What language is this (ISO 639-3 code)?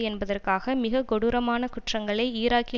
tam